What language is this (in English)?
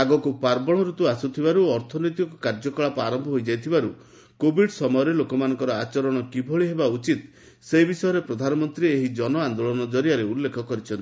Odia